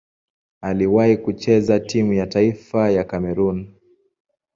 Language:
Swahili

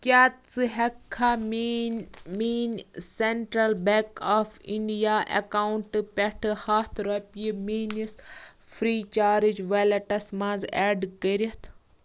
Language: Kashmiri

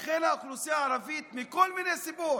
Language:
Hebrew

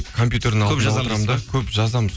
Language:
Kazakh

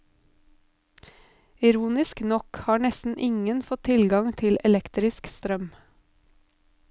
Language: Norwegian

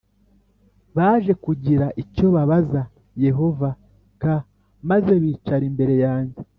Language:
Kinyarwanda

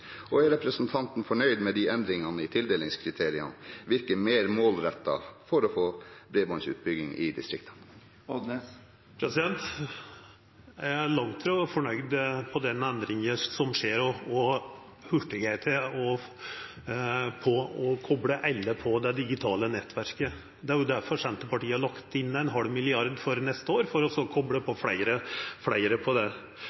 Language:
Norwegian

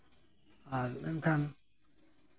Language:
Santali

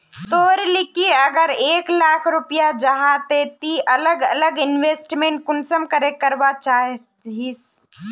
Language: Magahi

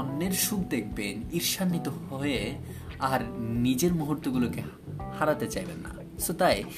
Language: Bangla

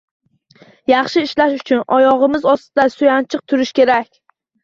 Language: Uzbek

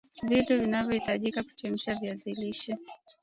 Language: Swahili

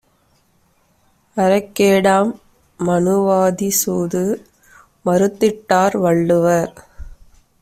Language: Tamil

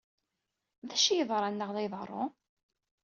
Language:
Kabyle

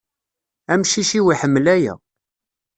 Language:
Kabyle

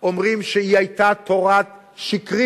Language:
Hebrew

